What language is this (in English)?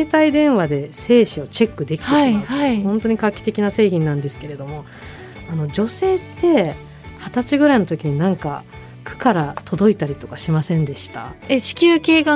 Japanese